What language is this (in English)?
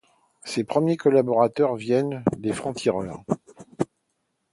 French